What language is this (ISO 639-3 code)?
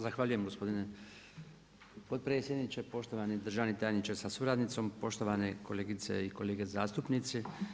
hrv